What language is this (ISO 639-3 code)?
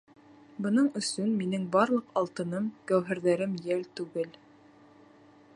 bak